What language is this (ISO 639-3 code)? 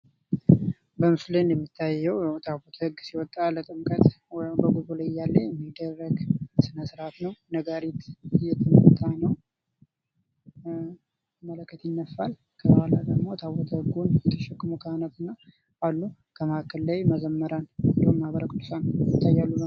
amh